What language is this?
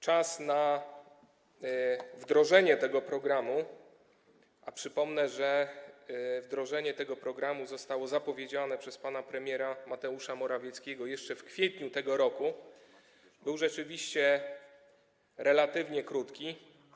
Polish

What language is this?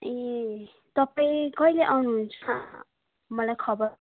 Nepali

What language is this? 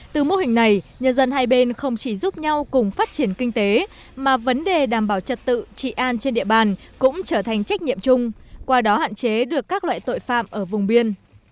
Vietnamese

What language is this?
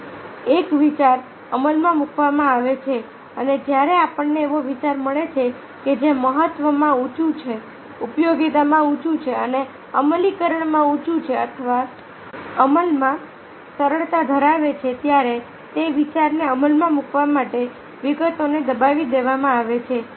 Gujarati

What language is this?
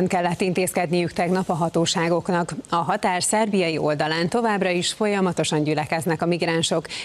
Hungarian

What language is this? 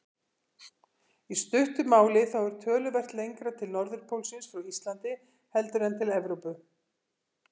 Icelandic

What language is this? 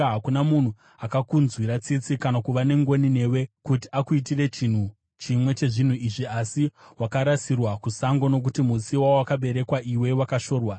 Shona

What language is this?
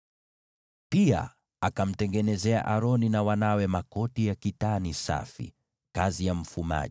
Swahili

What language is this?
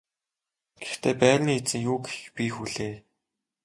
Mongolian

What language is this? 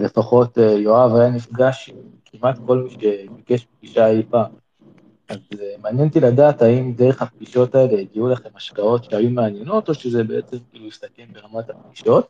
Hebrew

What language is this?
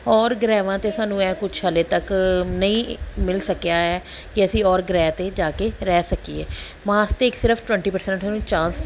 Punjabi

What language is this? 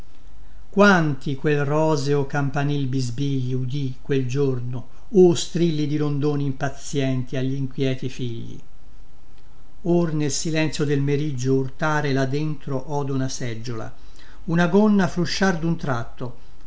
Italian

